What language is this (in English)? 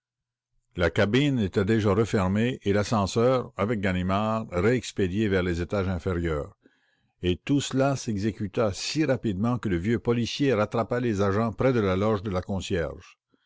French